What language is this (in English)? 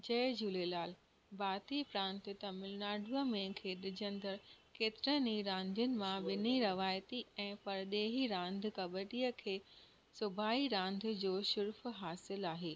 Sindhi